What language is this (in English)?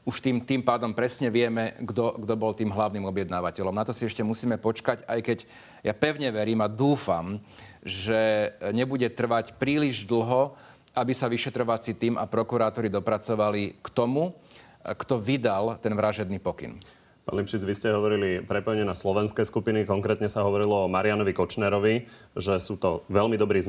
Slovak